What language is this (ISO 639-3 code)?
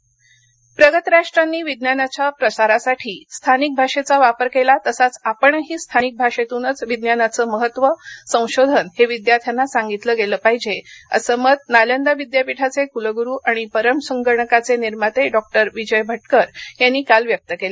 mar